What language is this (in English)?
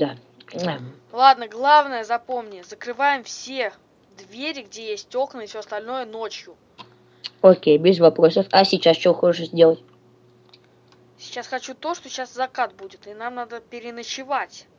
Russian